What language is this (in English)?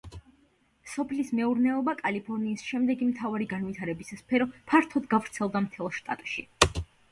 Georgian